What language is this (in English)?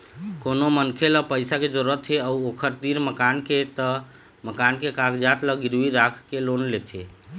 Chhattisgarhi